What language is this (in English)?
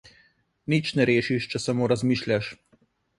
Slovenian